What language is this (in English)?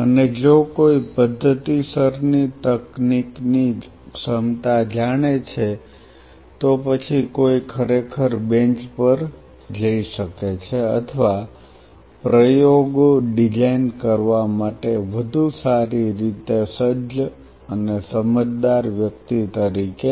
Gujarati